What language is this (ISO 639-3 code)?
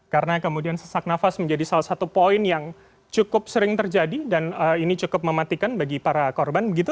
ind